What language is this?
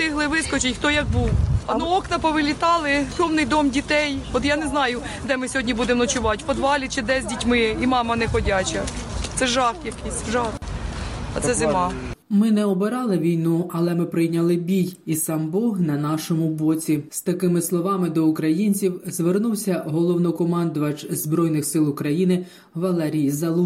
Ukrainian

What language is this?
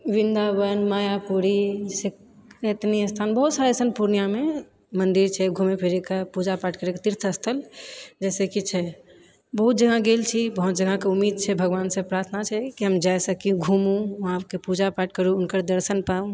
Maithili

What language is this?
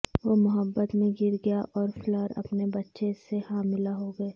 Urdu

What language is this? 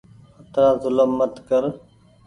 Goaria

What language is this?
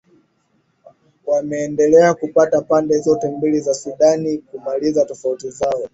Swahili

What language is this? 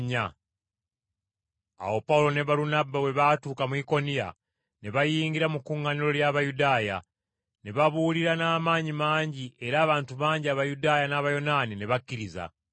Ganda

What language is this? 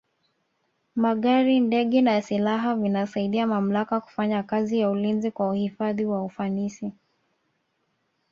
Swahili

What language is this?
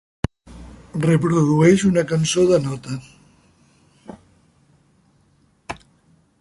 Catalan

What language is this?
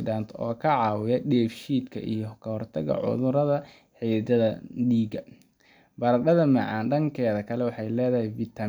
Somali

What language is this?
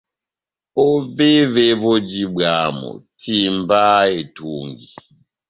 Batanga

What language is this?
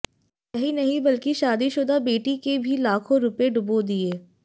Hindi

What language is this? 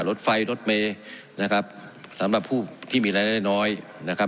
Thai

